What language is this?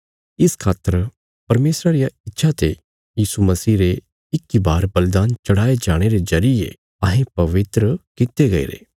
Bilaspuri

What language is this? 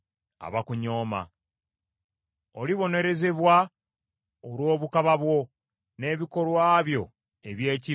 Ganda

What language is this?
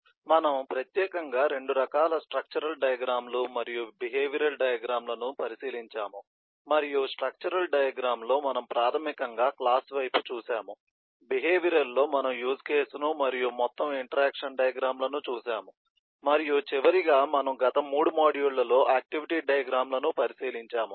Telugu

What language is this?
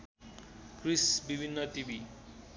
Nepali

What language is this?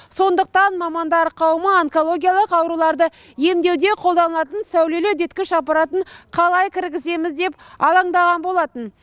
Kazakh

